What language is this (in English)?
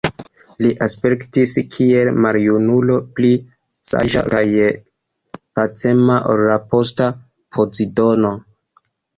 Esperanto